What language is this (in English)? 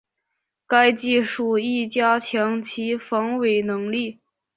Chinese